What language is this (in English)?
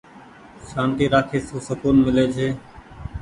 Goaria